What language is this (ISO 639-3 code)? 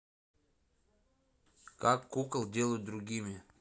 rus